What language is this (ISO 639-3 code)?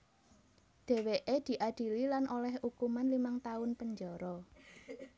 jav